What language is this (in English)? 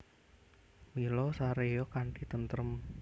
Javanese